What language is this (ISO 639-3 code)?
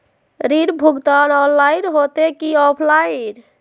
mag